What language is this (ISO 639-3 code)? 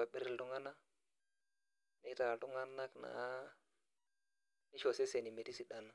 mas